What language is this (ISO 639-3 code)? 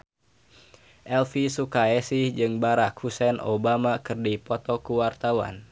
sun